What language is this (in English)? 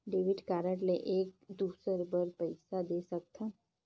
Chhattisgarhi